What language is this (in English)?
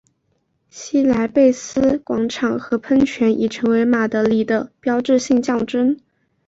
Chinese